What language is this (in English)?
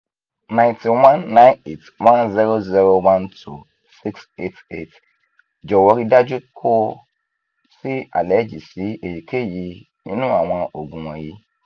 Yoruba